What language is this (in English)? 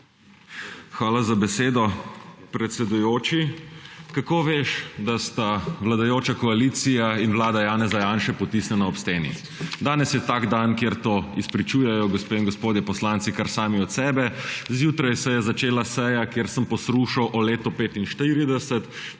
Slovenian